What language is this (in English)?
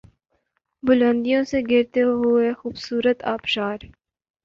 Urdu